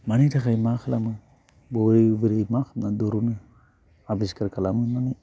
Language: Bodo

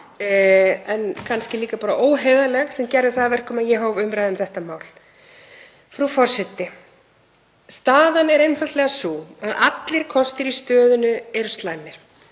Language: Icelandic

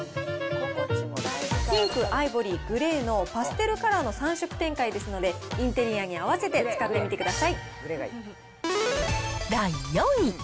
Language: Japanese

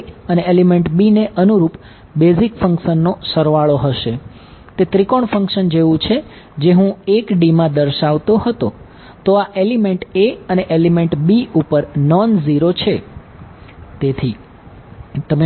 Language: Gujarati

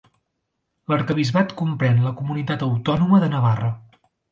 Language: Catalan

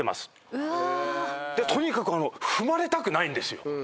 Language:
Japanese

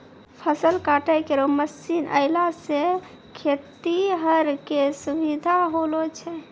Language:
Maithili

